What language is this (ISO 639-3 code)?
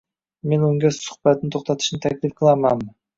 uzb